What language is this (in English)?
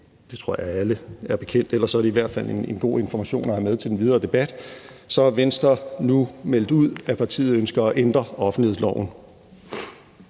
Danish